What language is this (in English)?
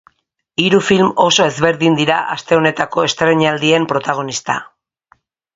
Basque